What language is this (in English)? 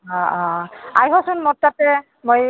Assamese